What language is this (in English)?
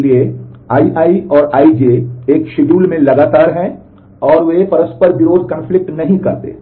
Hindi